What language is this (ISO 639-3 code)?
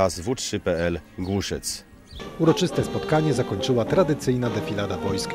pol